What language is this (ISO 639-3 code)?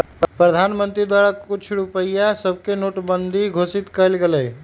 mag